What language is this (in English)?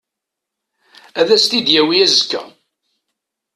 Kabyle